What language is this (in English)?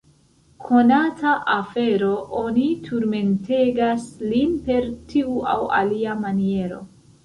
Esperanto